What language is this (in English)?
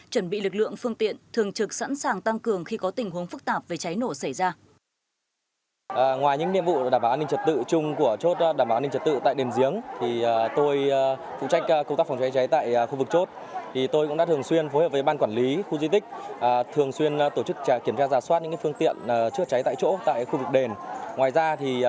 Vietnamese